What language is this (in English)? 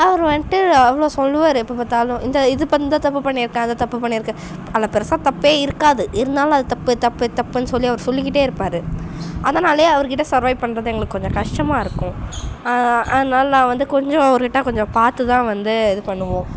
Tamil